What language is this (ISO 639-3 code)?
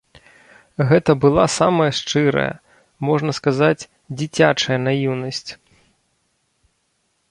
bel